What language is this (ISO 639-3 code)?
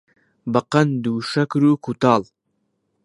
ckb